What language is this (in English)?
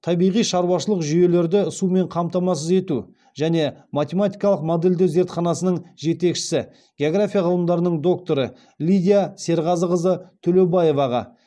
Kazakh